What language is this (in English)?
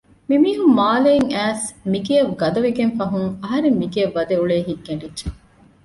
Divehi